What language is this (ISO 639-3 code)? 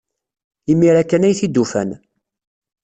kab